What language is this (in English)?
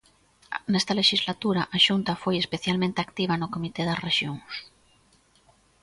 Galician